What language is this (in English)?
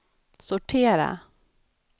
Swedish